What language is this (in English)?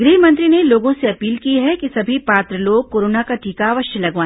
Hindi